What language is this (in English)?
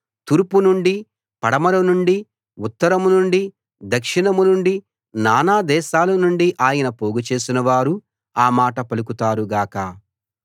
Telugu